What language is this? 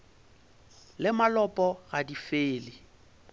Northern Sotho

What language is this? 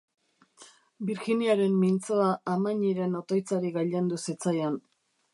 Basque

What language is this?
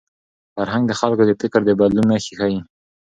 Pashto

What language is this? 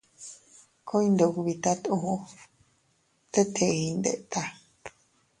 Teutila Cuicatec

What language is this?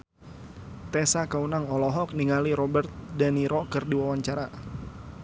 Sundanese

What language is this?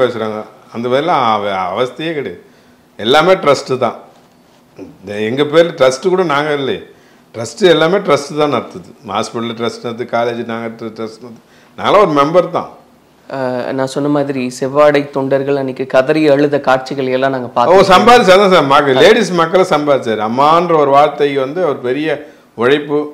Romanian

